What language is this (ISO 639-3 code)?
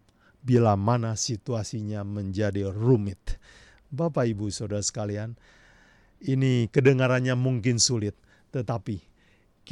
ind